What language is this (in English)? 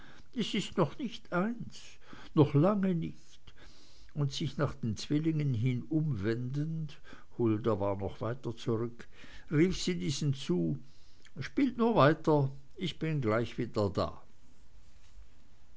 German